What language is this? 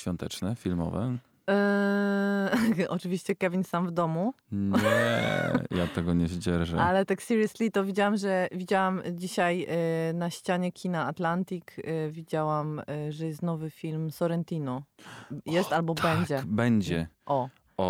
Polish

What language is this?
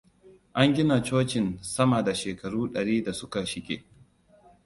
Hausa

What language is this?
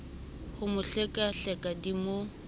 Southern Sotho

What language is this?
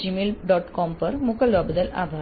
Gujarati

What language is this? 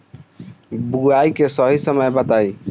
Bhojpuri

